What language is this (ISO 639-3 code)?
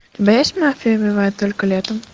rus